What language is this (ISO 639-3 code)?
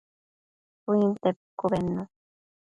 mcf